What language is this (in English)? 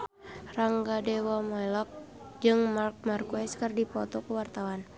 Sundanese